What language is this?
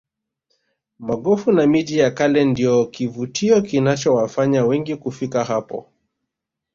Swahili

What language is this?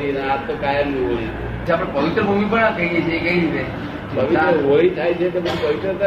Gujarati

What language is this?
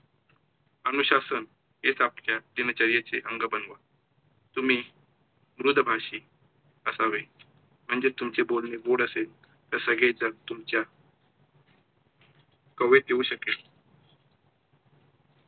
Marathi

